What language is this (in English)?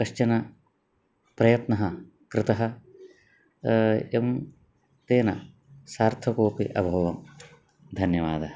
Sanskrit